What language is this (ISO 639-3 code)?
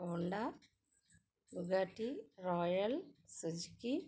tel